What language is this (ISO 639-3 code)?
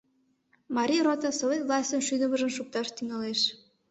chm